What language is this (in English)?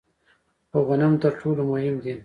Pashto